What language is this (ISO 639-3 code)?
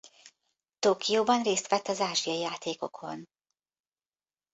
hun